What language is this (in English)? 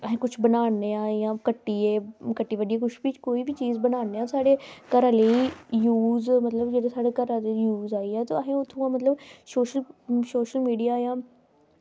Dogri